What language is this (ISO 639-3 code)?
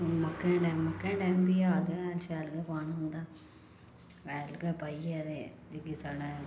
doi